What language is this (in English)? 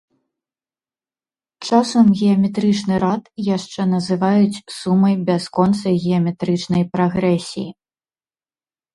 Belarusian